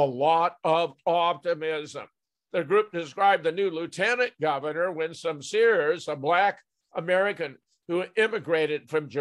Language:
English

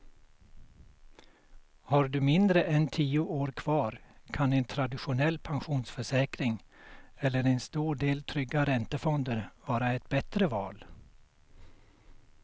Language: Swedish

